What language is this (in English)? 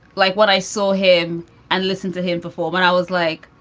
English